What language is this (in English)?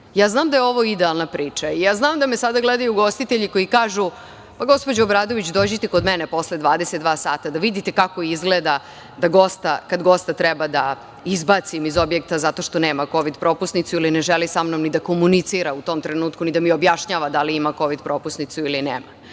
Serbian